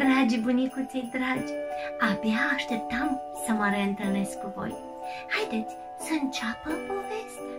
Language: Romanian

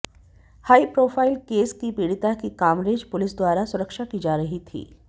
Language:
Hindi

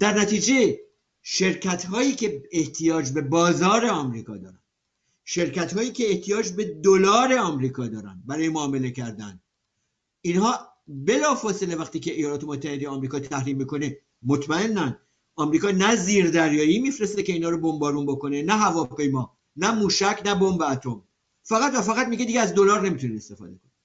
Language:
Persian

